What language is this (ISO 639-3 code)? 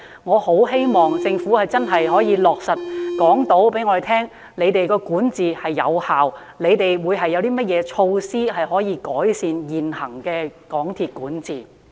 yue